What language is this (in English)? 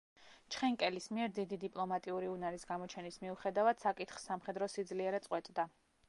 Georgian